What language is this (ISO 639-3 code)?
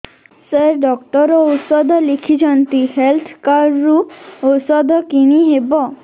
ori